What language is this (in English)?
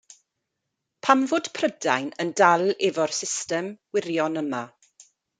Welsh